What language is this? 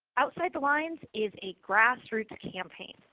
English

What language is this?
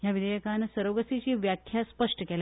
Konkani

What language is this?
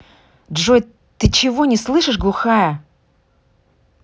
Russian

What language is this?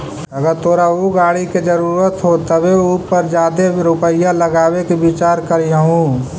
Magahi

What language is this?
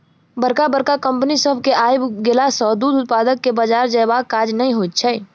Maithili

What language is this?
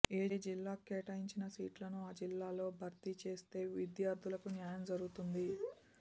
Telugu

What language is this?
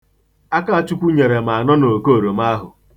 Igbo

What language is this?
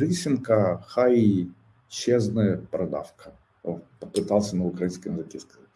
Ukrainian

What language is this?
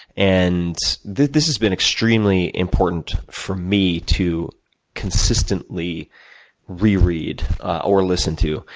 English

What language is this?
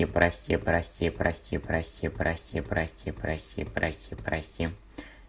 Russian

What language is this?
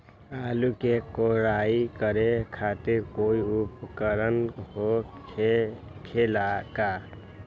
Magahi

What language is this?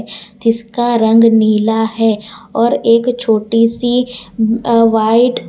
Hindi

